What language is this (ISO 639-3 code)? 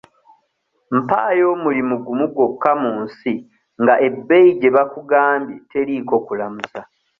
lug